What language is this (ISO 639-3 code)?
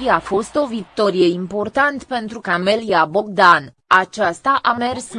ron